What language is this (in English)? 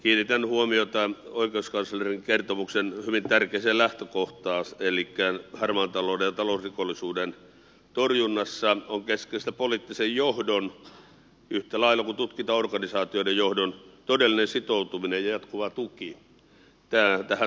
Finnish